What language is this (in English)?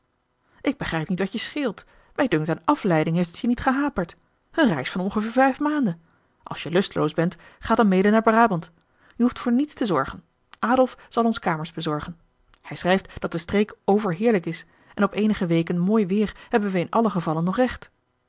Dutch